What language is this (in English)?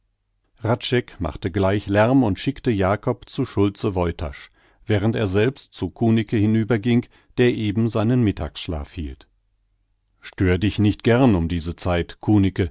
German